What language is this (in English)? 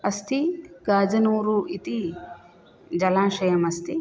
Sanskrit